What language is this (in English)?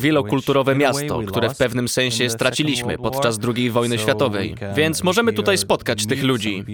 Polish